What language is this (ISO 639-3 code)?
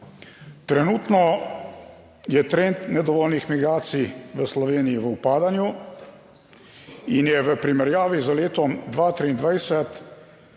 slv